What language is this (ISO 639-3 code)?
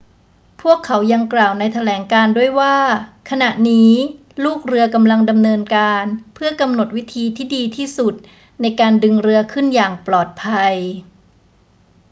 tha